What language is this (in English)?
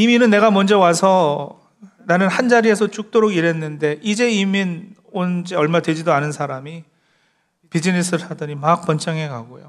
Korean